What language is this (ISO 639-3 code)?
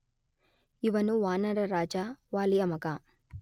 kan